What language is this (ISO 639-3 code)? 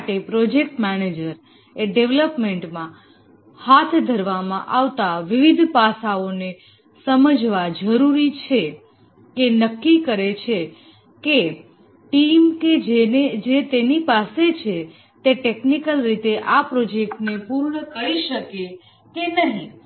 guj